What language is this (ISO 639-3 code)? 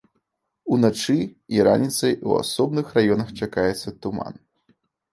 bel